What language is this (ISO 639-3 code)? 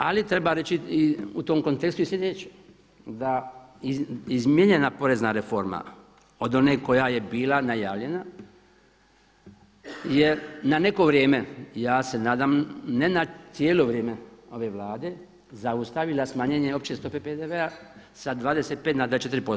hrv